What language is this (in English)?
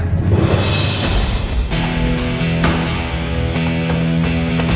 Indonesian